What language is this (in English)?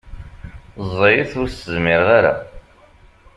Kabyle